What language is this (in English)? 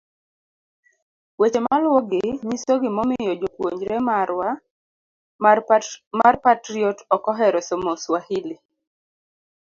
Luo (Kenya and Tanzania)